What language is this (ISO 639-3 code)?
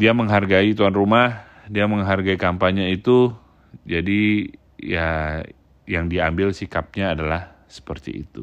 ind